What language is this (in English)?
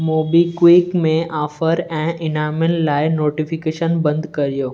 Sindhi